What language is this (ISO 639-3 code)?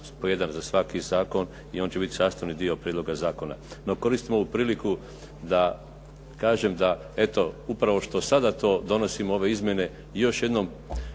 hrv